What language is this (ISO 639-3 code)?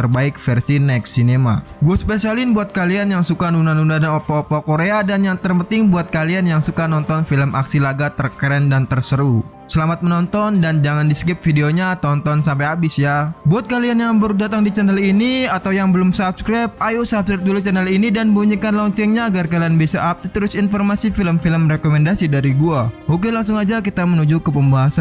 ind